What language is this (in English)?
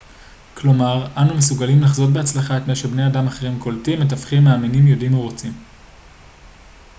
Hebrew